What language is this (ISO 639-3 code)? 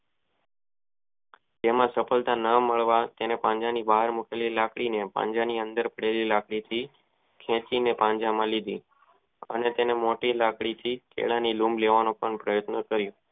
guj